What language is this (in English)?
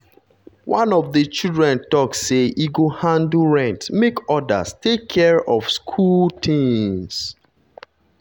Nigerian Pidgin